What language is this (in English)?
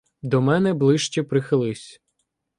Ukrainian